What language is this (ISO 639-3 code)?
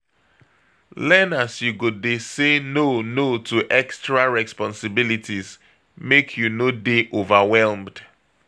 pcm